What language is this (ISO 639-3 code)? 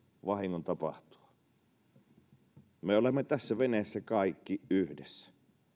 fin